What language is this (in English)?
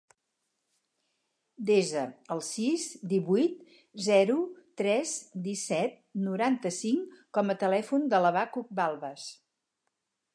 Catalan